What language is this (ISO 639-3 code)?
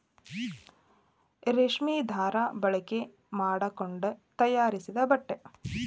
kan